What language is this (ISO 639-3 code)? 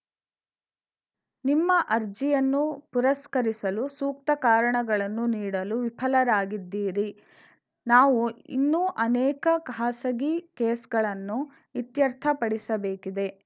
kan